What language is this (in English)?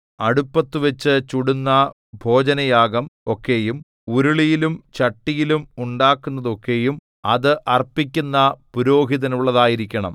Malayalam